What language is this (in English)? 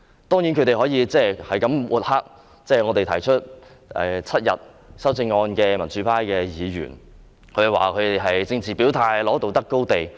Cantonese